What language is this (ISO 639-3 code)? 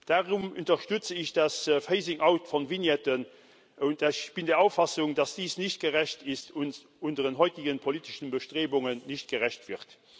deu